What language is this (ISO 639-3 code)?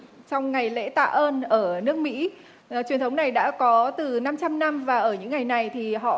vie